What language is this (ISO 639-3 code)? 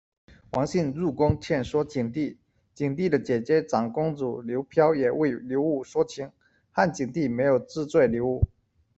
zho